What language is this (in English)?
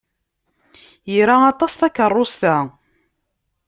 Kabyle